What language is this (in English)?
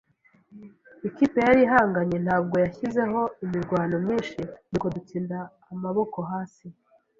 Kinyarwanda